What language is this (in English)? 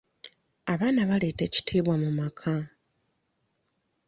Ganda